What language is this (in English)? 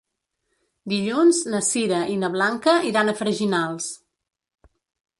Catalan